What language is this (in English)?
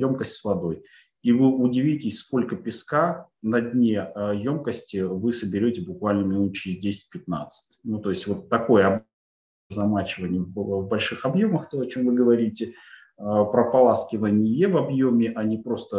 Russian